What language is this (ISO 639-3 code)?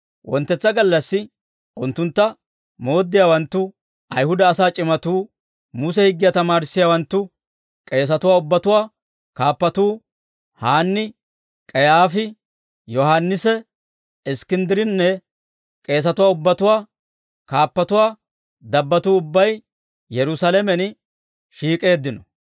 dwr